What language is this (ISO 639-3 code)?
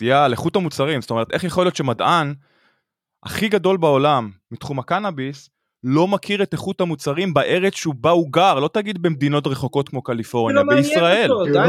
heb